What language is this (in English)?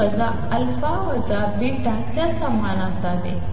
Marathi